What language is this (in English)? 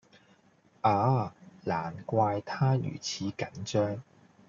Cantonese